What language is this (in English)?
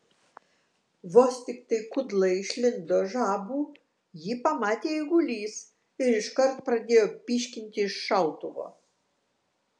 Lithuanian